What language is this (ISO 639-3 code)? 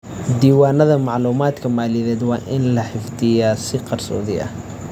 som